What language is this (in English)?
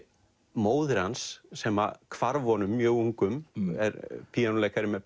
Icelandic